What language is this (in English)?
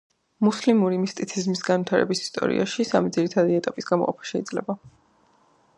Georgian